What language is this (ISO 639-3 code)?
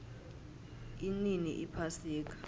nbl